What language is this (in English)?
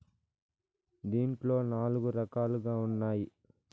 Telugu